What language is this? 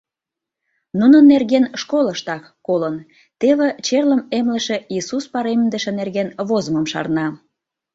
Mari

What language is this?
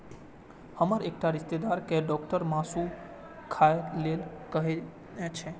Maithili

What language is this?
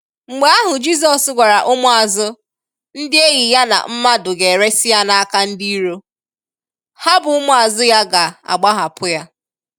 Igbo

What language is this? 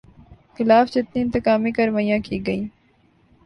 Urdu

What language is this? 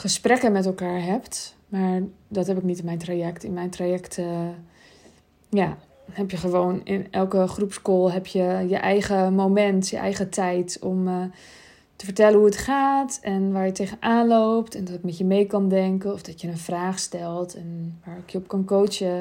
Dutch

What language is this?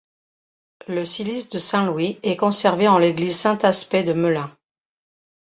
French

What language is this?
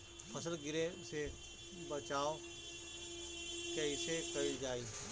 Bhojpuri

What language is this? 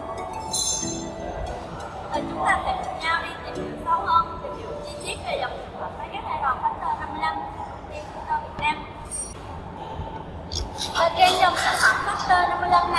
Vietnamese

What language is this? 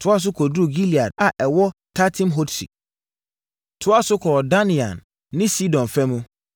Akan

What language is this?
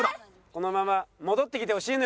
Japanese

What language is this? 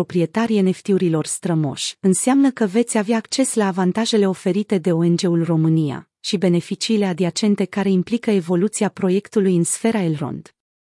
Romanian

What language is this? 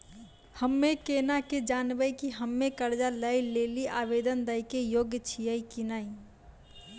Maithili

